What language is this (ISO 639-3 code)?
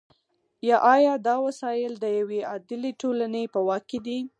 pus